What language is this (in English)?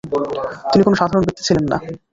Bangla